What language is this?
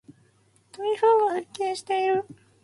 Japanese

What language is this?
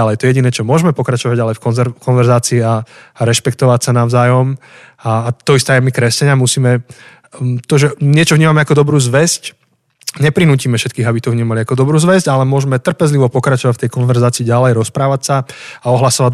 Slovak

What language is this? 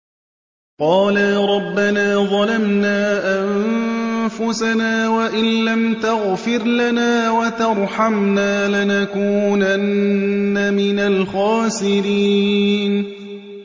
Arabic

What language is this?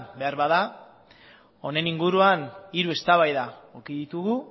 Basque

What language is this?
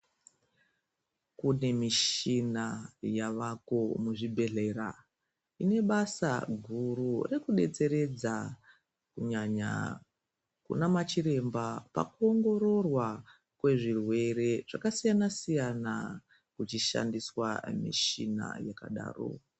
Ndau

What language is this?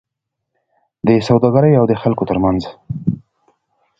Pashto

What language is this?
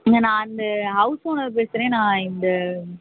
Tamil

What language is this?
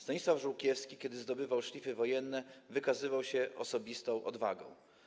Polish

